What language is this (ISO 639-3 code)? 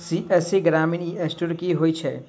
mai